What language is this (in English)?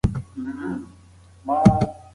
Pashto